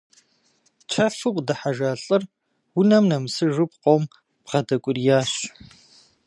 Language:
Kabardian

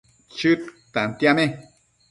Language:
Matsés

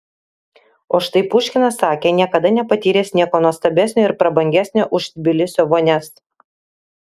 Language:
Lithuanian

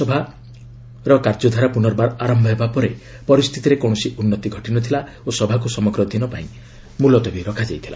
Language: Odia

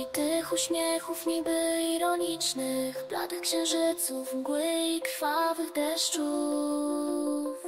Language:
Polish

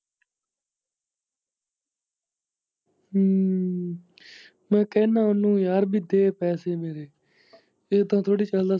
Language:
Punjabi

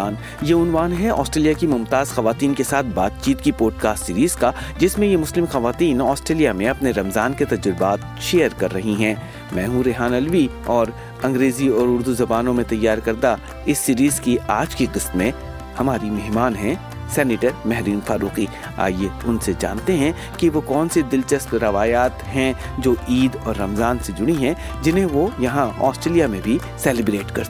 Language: Urdu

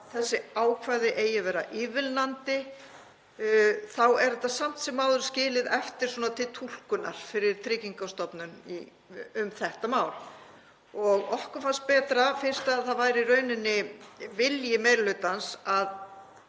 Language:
Icelandic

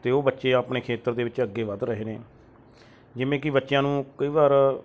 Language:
Punjabi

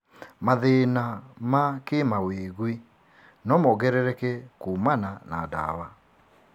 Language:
Kikuyu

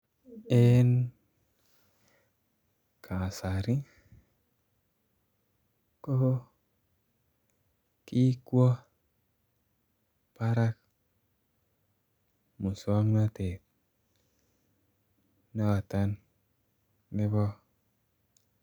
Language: Kalenjin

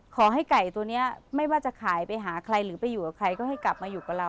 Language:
Thai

